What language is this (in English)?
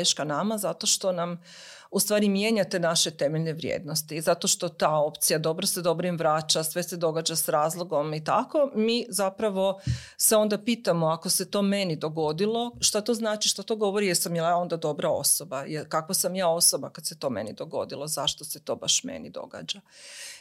Croatian